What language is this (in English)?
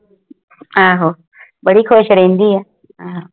Punjabi